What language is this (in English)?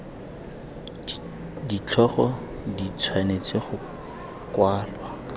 Tswana